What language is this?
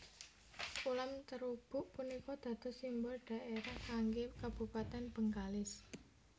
Javanese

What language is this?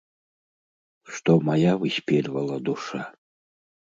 Belarusian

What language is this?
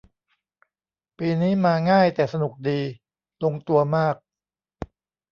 Thai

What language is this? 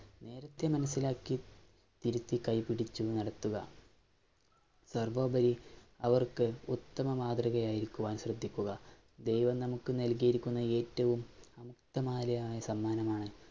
Malayalam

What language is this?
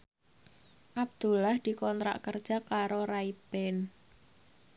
Javanese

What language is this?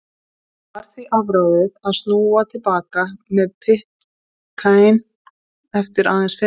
Icelandic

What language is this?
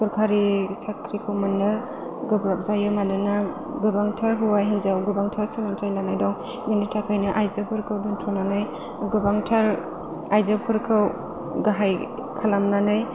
Bodo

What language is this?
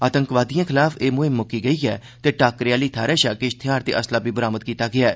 Dogri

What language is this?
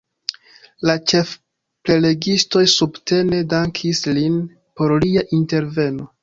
Esperanto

